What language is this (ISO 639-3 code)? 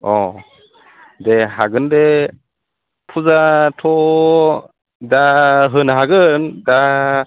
brx